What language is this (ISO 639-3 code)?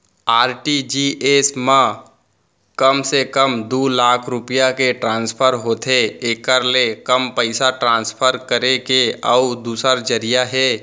hne